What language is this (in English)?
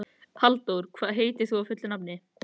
Icelandic